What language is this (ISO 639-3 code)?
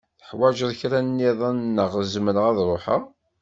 kab